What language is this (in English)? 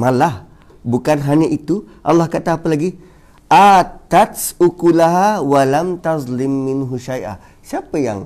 Malay